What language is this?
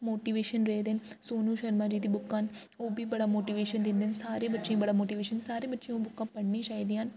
Dogri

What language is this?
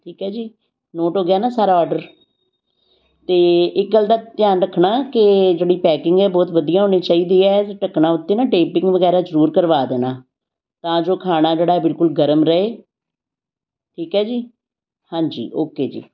Punjabi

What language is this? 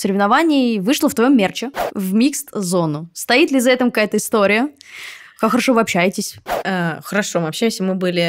Russian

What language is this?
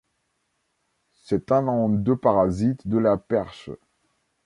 French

